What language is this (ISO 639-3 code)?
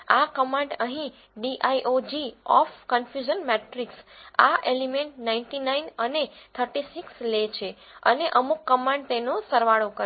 guj